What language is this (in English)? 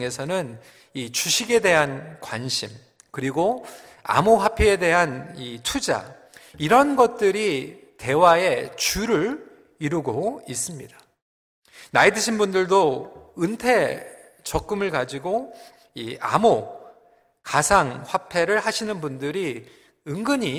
Korean